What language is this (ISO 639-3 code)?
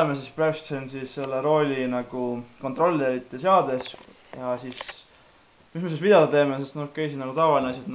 fin